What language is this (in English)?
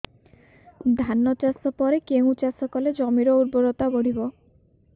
Odia